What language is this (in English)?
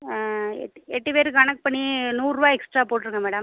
Tamil